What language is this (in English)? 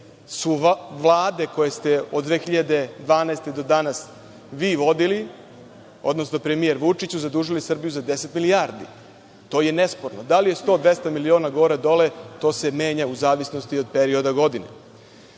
Serbian